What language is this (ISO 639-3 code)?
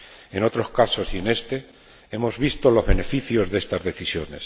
spa